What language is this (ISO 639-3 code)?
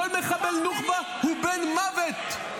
heb